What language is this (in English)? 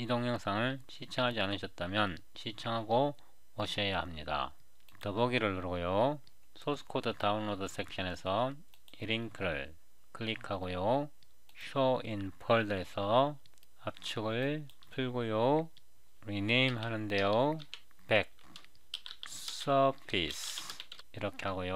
Korean